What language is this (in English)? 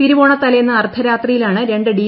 Malayalam